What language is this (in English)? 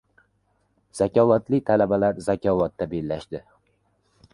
Uzbek